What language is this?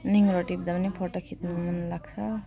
Nepali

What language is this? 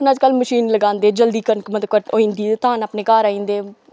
Dogri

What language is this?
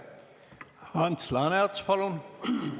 Estonian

